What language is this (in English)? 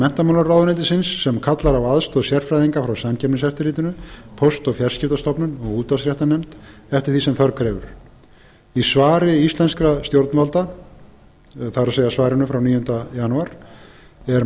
Icelandic